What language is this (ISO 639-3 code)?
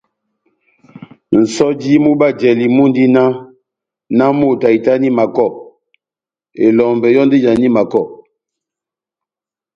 bnm